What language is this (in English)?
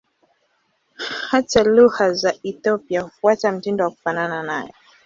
Swahili